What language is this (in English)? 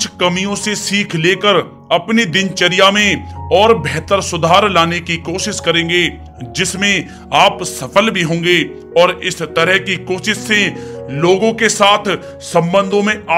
Hindi